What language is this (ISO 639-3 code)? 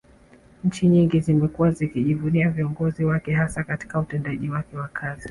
swa